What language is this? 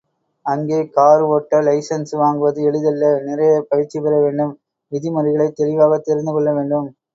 Tamil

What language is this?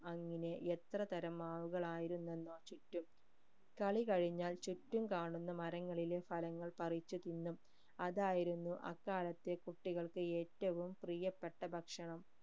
Malayalam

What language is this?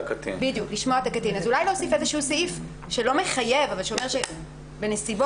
Hebrew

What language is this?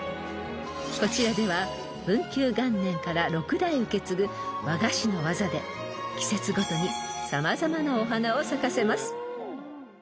Japanese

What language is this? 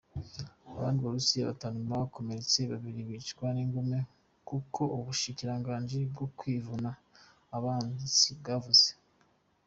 Kinyarwanda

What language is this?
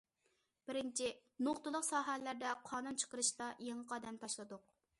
Uyghur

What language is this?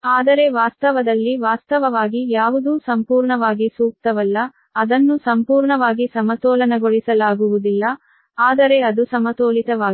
Kannada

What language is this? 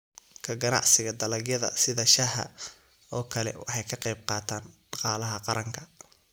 Somali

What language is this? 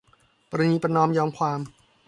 Thai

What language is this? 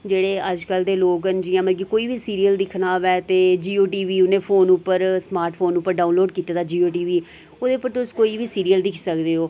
Dogri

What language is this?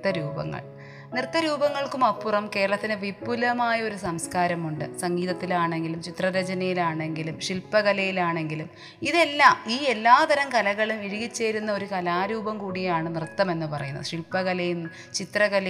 Malayalam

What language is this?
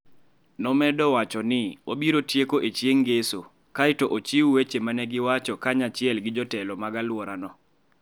Luo (Kenya and Tanzania)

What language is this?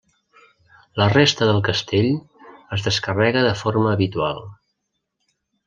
Catalan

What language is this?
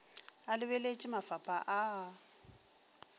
Northern Sotho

